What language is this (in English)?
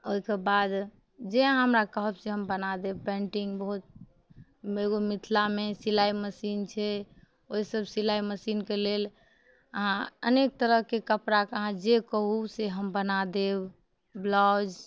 Maithili